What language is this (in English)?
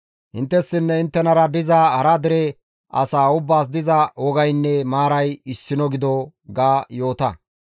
Gamo